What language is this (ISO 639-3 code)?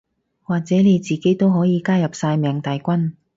yue